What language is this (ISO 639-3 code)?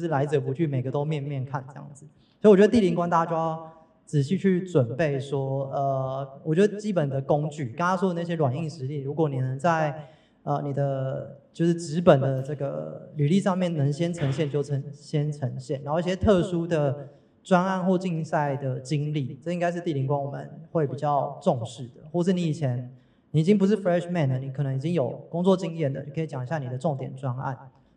zho